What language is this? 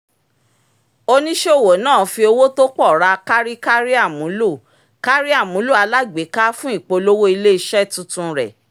Yoruba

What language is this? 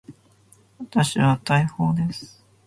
Japanese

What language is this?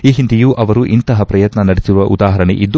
Kannada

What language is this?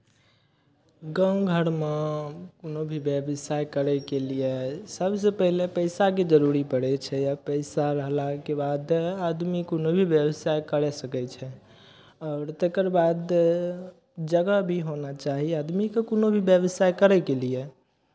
Maithili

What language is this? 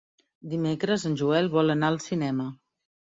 Catalan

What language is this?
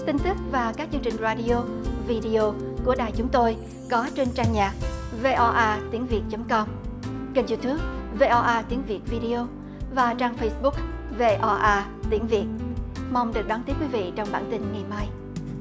Vietnamese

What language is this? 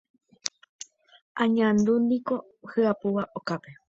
Guarani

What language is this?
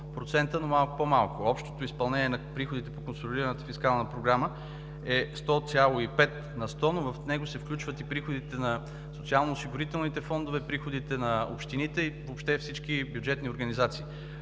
Bulgarian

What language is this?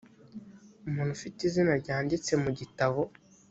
Kinyarwanda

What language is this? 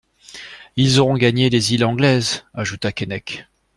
French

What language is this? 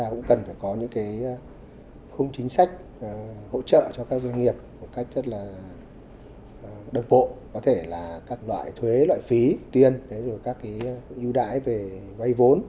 Vietnamese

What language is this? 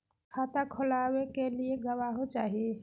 Magahi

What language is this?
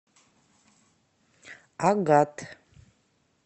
Russian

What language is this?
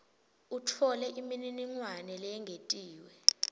Swati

